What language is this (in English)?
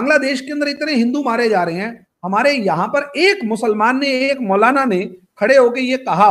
Hindi